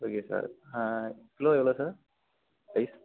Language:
Tamil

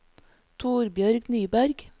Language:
Norwegian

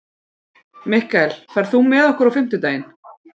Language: Icelandic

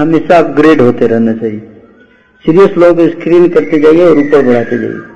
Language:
Hindi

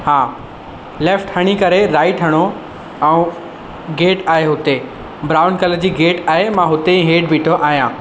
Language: Sindhi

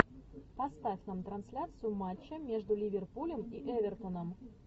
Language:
Russian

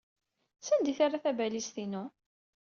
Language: Kabyle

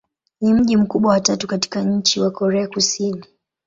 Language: Swahili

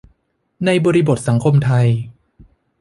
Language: Thai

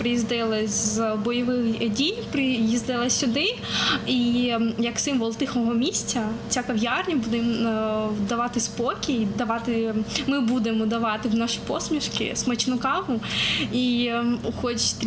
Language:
Ukrainian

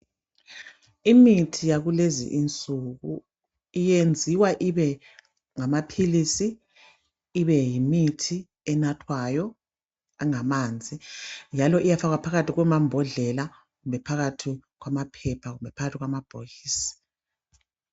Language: North Ndebele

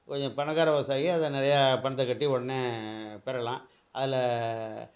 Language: Tamil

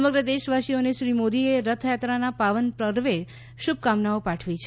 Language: Gujarati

